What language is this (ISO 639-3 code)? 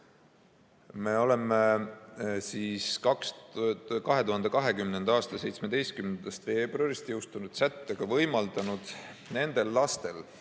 est